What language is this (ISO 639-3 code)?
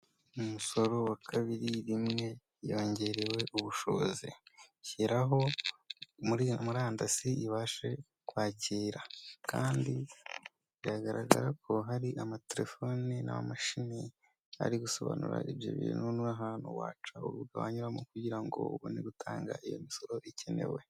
kin